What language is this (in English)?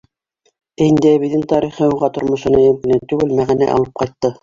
Bashkir